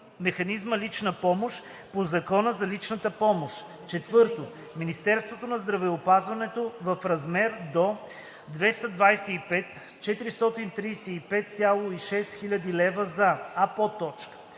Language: Bulgarian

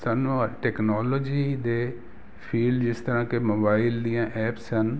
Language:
Punjabi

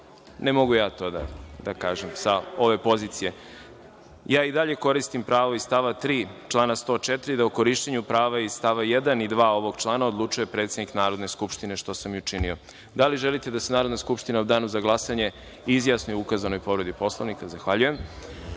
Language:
Serbian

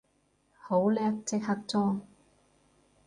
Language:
Cantonese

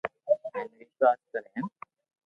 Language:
Loarki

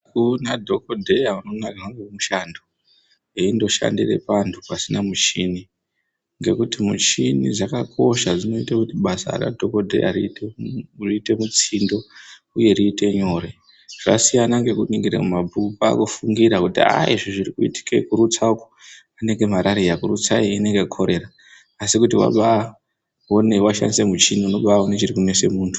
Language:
Ndau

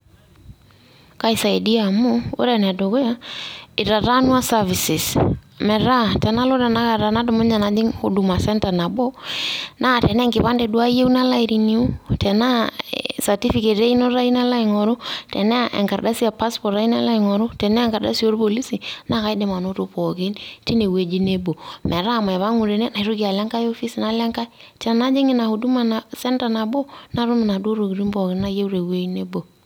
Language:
Masai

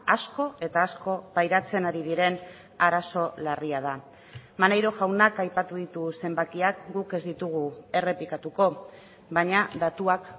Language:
Basque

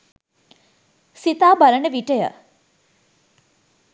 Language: Sinhala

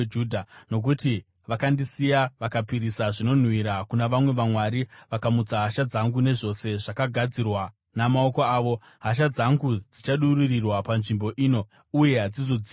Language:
Shona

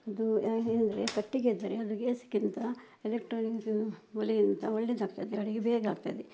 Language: Kannada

